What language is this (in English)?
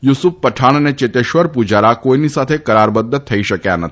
Gujarati